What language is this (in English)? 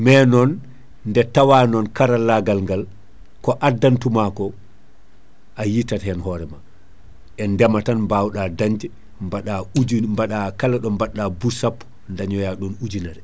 Fula